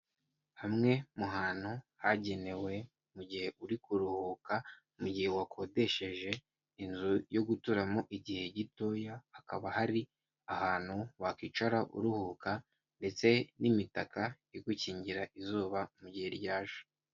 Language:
Kinyarwanda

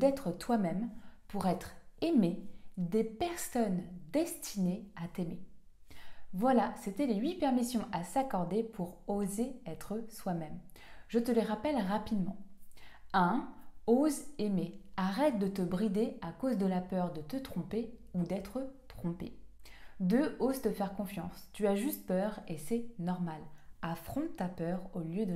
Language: French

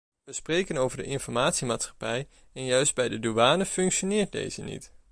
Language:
Dutch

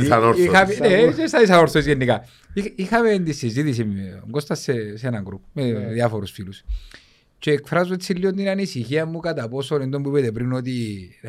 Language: Greek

